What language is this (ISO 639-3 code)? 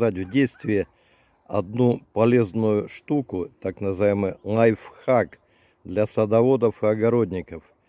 rus